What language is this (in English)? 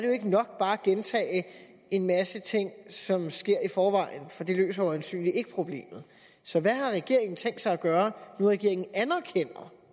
Danish